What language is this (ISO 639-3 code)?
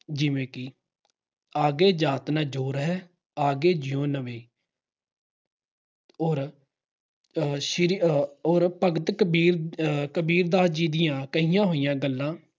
pan